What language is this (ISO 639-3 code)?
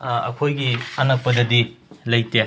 mni